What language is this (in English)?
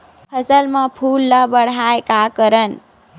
Chhattisgarhi